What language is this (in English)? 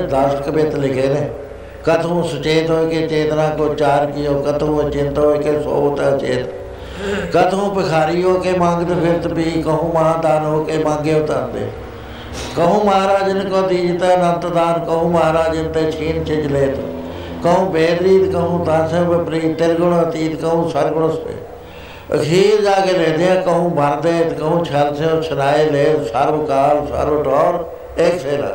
Punjabi